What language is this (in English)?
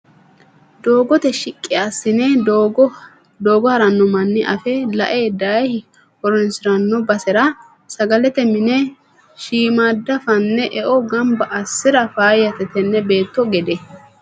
Sidamo